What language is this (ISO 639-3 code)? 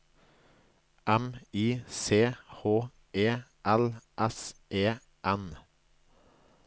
nor